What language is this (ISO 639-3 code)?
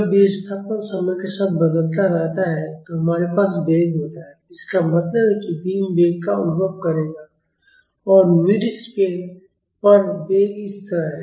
hin